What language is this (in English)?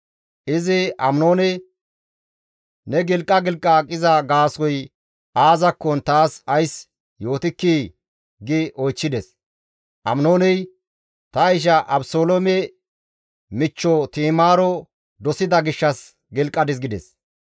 Gamo